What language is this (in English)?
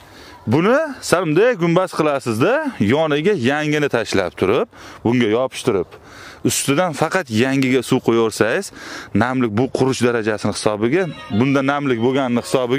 Turkish